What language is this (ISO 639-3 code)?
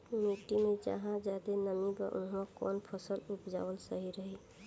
bho